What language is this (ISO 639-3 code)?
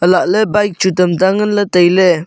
nnp